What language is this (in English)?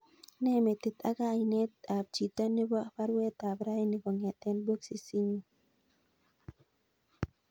Kalenjin